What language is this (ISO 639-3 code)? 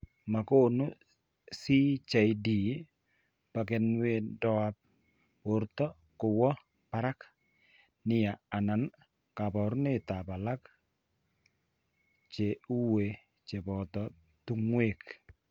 kln